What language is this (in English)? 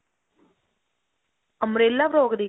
Punjabi